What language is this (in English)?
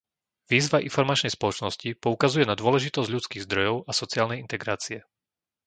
Slovak